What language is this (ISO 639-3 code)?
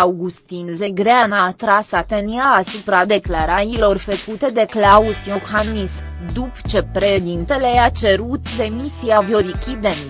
ron